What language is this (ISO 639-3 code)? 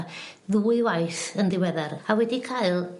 cym